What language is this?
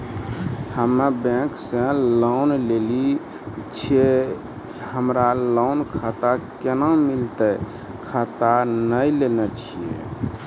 Maithili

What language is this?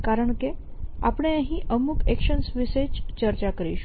Gujarati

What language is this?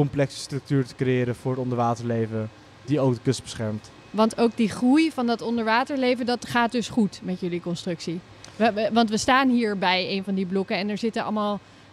Dutch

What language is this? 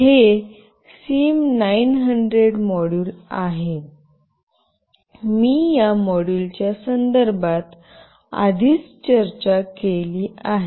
Marathi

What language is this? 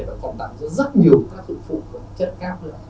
Vietnamese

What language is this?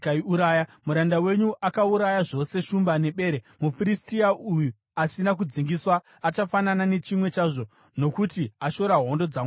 Shona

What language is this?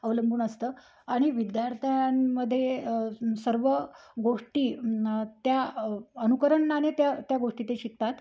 Marathi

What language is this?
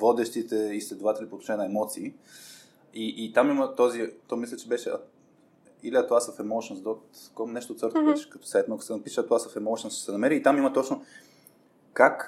Bulgarian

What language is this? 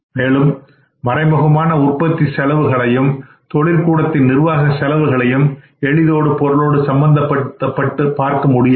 Tamil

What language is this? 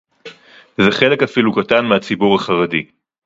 Hebrew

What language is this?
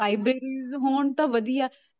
Punjabi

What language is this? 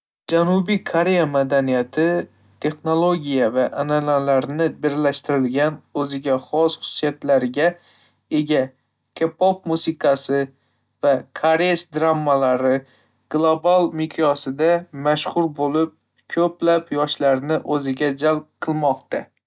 Uzbek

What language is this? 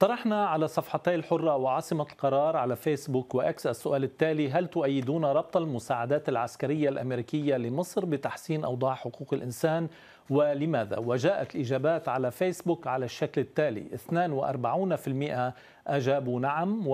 Arabic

